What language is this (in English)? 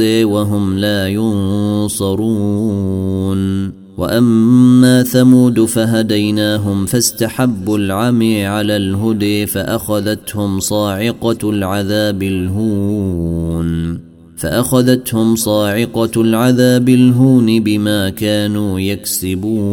Arabic